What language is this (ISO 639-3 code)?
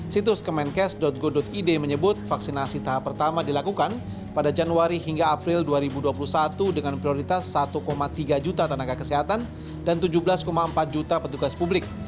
ind